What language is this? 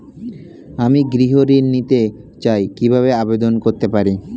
Bangla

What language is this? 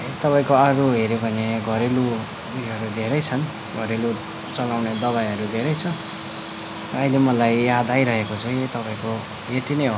Nepali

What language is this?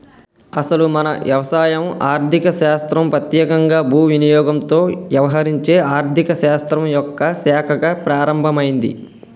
Telugu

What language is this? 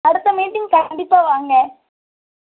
Tamil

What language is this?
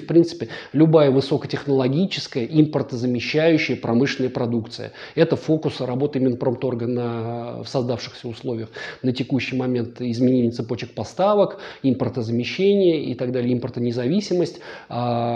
Russian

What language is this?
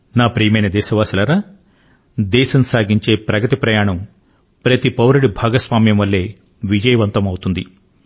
Telugu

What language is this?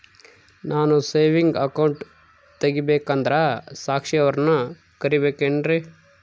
Kannada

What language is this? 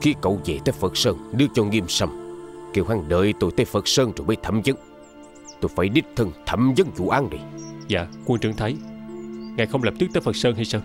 Vietnamese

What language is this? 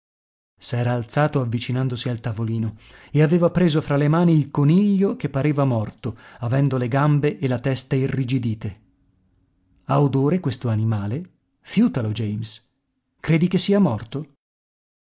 Italian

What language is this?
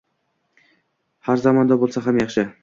Uzbek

